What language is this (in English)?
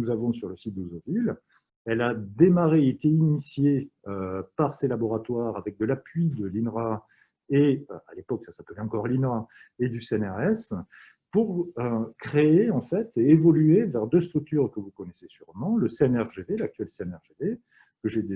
French